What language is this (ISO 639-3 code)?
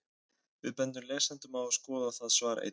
isl